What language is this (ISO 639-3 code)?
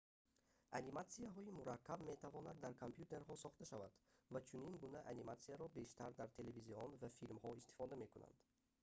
tgk